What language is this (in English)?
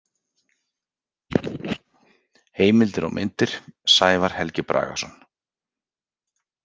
Icelandic